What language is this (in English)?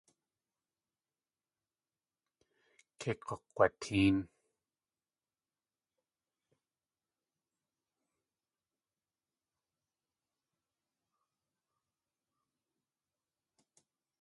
Tlingit